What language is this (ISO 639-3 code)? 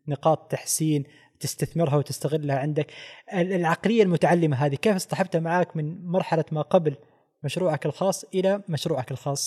ara